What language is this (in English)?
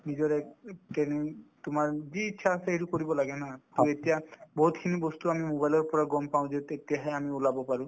Assamese